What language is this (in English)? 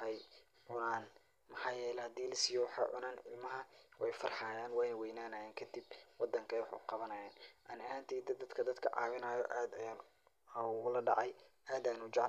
Somali